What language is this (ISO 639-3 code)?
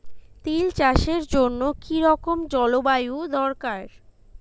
ben